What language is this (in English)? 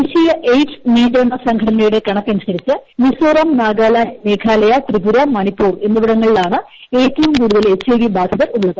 Malayalam